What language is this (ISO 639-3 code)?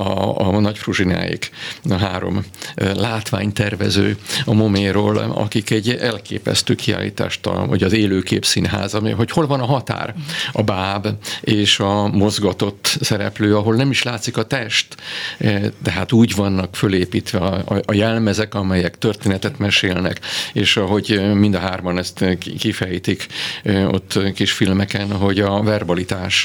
hun